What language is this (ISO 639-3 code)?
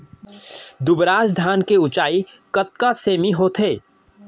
hne